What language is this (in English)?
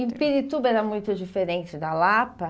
Portuguese